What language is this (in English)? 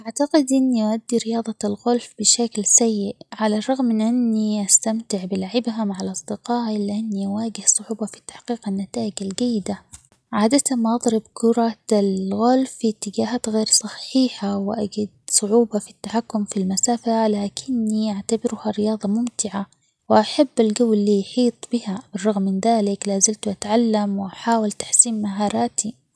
Omani Arabic